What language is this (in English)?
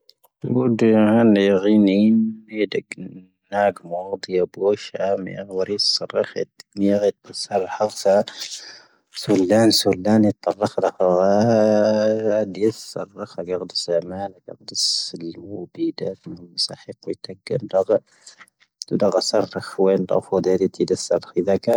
Tahaggart Tamahaq